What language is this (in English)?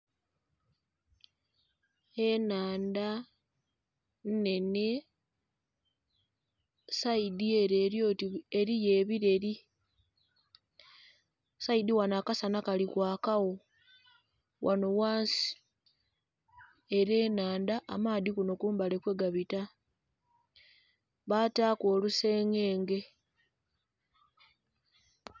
Soga